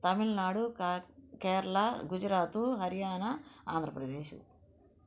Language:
Telugu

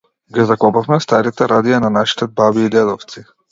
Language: Macedonian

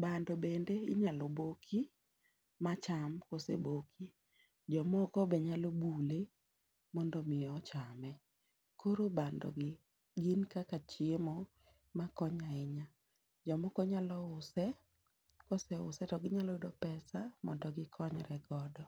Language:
Luo (Kenya and Tanzania)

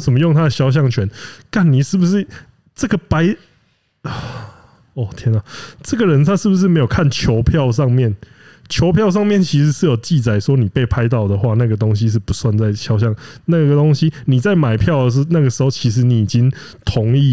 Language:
Chinese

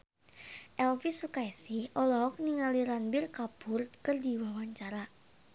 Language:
Sundanese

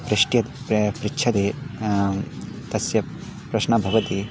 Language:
Sanskrit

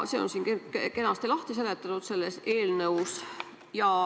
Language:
Estonian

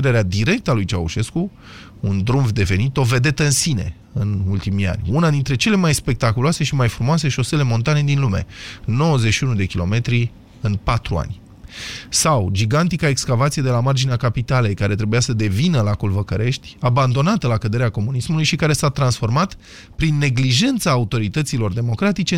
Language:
Romanian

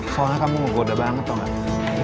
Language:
Indonesian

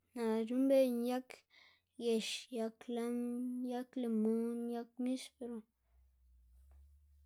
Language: Xanaguía Zapotec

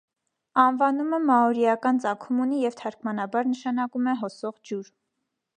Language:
Armenian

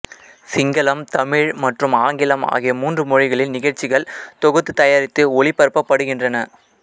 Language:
Tamil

